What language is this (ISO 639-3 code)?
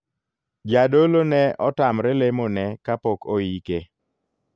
luo